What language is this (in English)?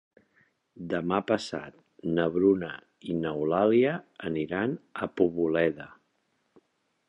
Catalan